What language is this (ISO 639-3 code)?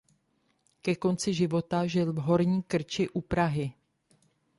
ces